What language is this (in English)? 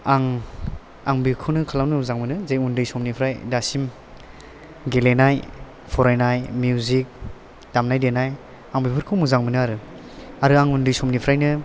Bodo